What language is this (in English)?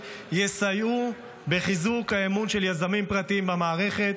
Hebrew